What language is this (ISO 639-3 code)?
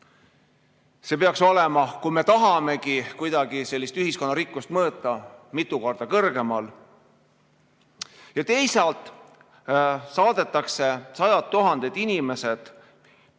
est